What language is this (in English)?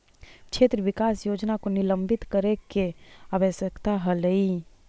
Magahi